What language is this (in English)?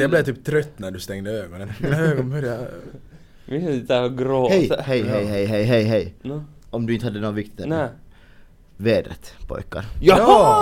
Swedish